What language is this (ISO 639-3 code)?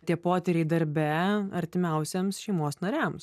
lit